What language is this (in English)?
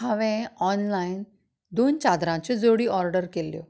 Konkani